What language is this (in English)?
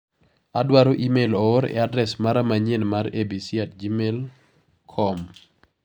Luo (Kenya and Tanzania)